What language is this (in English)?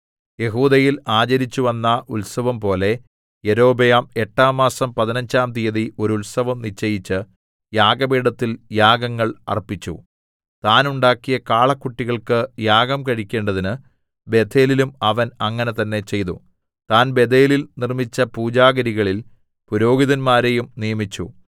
Malayalam